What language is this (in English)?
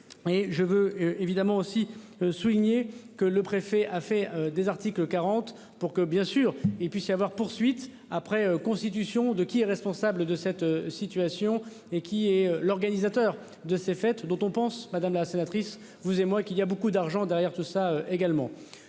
French